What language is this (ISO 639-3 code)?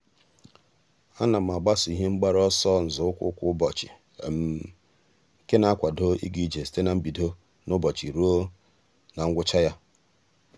ibo